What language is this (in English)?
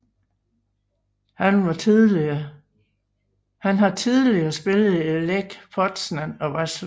Danish